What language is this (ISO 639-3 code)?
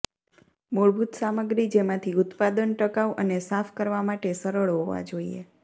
guj